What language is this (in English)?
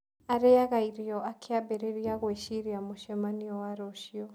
Kikuyu